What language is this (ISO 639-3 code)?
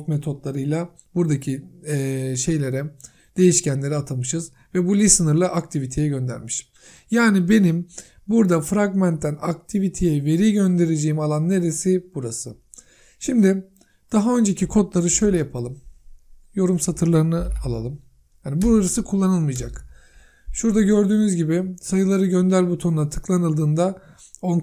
tur